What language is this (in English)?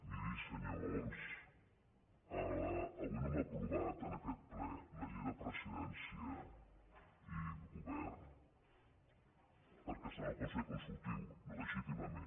Catalan